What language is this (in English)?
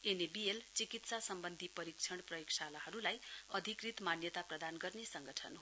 Nepali